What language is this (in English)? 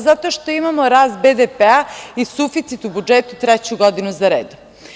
Serbian